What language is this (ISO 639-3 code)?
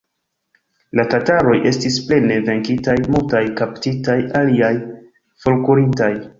epo